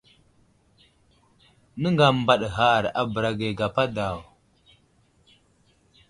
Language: Wuzlam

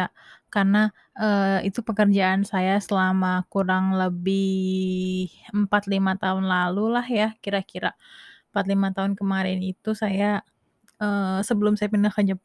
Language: Indonesian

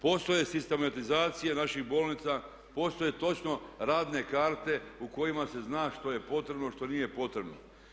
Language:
Croatian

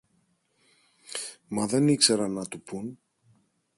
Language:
Greek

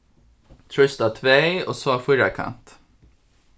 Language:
Faroese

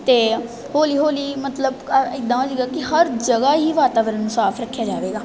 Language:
Punjabi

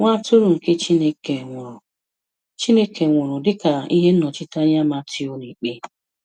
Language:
Igbo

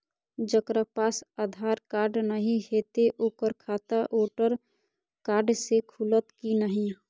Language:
Maithili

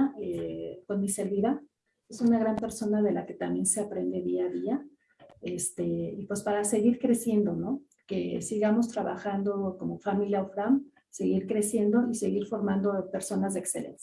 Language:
Spanish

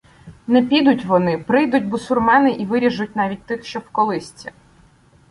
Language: Ukrainian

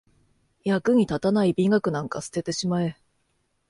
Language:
Japanese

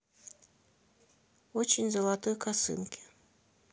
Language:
Russian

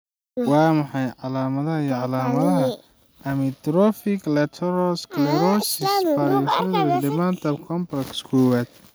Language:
Somali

